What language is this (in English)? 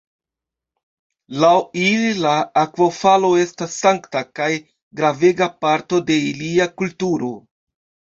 Esperanto